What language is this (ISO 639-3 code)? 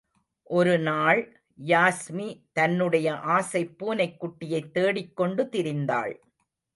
tam